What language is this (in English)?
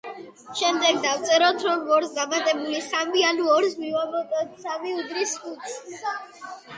Georgian